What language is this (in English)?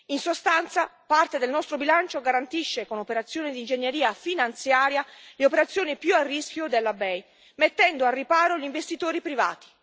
Italian